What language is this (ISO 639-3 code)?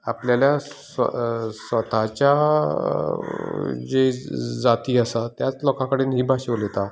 kok